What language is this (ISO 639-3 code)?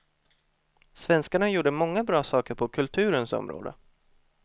swe